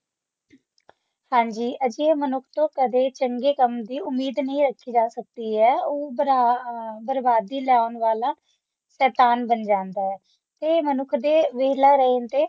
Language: Punjabi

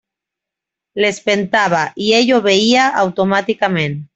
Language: Catalan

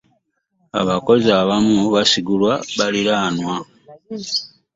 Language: Ganda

